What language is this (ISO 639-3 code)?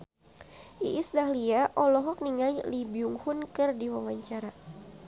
sun